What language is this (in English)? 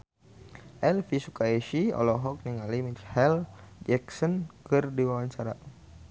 Sundanese